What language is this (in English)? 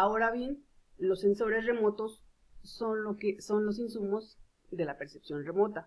Spanish